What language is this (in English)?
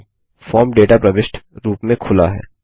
Hindi